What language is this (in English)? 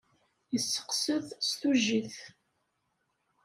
Kabyle